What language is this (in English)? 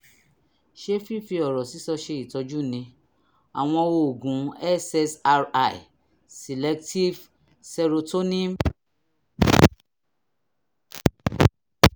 Yoruba